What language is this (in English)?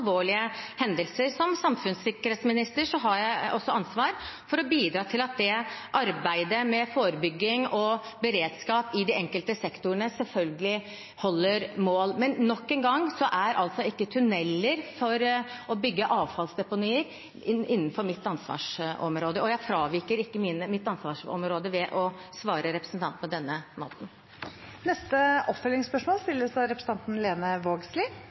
Norwegian